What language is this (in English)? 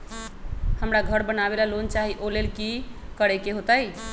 Magahi